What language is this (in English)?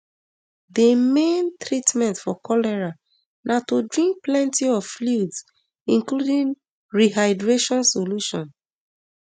Nigerian Pidgin